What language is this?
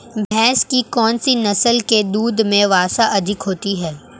Hindi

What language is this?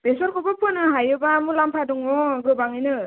Bodo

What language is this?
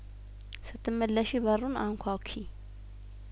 Amharic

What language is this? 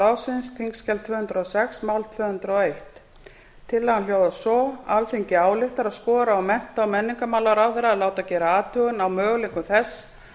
Icelandic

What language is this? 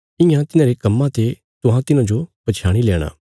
Bilaspuri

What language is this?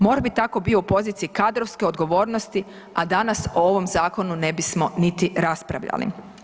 Croatian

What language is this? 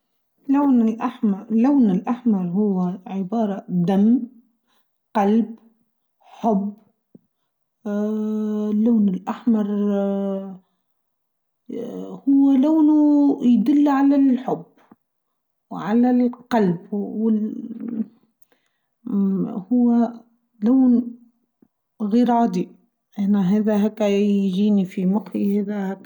Tunisian Arabic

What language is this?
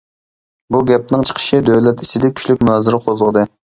Uyghur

